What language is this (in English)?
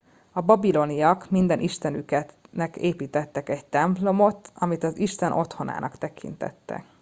Hungarian